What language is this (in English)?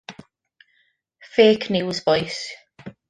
Welsh